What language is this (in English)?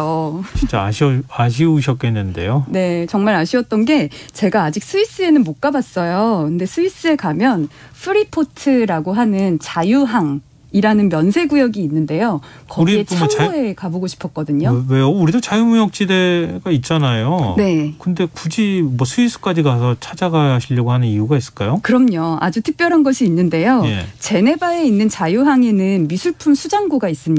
Korean